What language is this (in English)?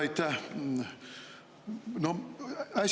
Estonian